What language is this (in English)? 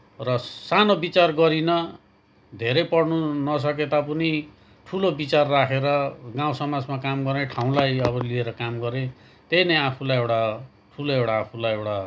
Nepali